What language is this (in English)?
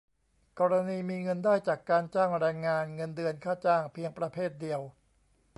Thai